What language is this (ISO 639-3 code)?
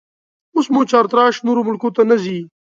pus